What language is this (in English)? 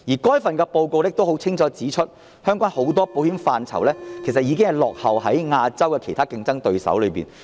Cantonese